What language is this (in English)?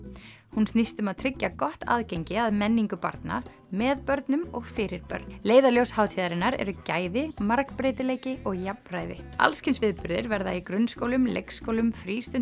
Icelandic